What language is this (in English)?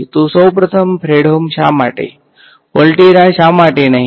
Gujarati